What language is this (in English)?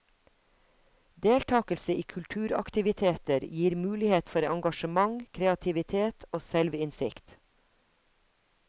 Norwegian